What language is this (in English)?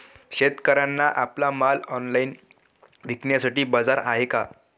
Marathi